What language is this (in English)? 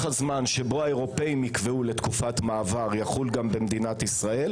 Hebrew